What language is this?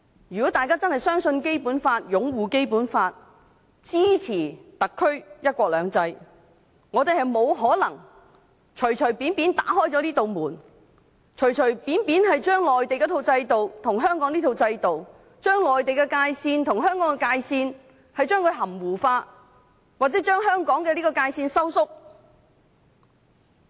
Cantonese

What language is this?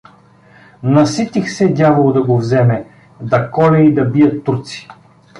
Bulgarian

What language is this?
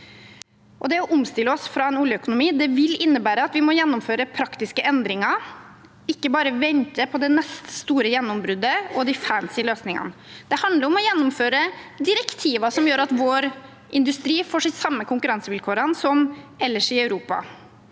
Norwegian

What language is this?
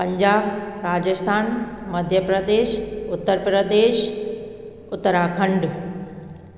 Sindhi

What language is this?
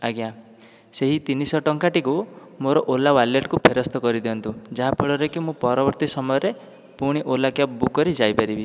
Odia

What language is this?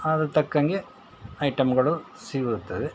Kannada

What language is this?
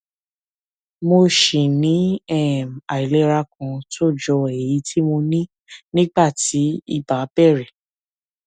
Yoruba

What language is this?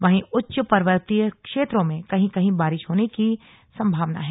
Hindi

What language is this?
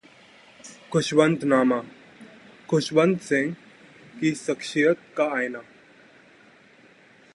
Hindi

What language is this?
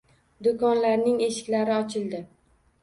Uzbek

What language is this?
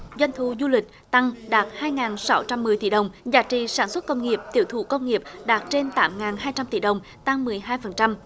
Vietnamese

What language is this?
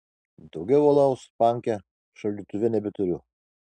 Lithuanian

